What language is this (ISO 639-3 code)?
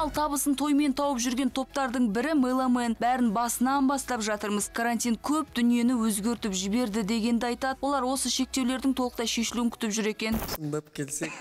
rus